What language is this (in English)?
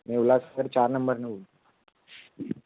Marathi